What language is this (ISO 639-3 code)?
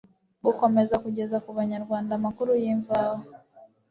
kin